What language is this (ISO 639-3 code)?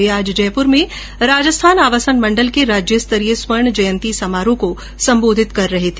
hin